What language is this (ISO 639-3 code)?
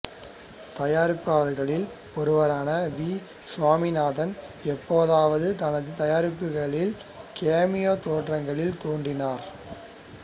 tam